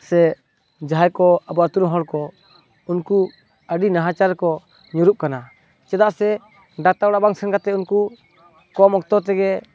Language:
Santali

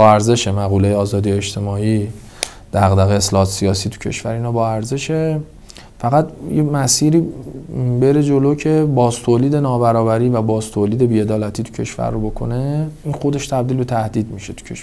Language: Persian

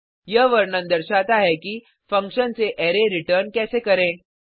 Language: Hindi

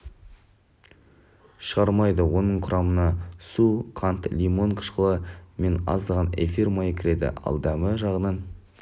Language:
Kazakh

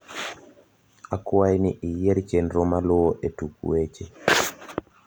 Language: Luo (Kenya and Tanzania)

